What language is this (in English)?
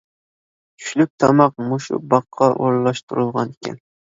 Uyghur